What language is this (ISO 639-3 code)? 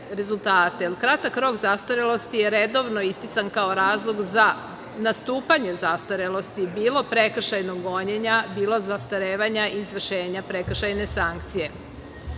srp